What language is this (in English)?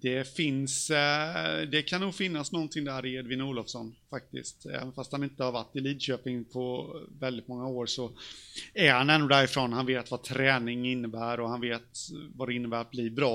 Swedish